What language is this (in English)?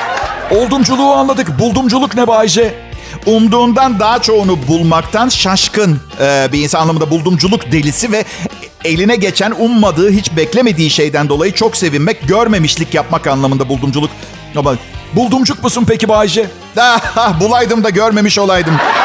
Turkish